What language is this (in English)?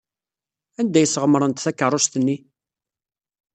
Kabyle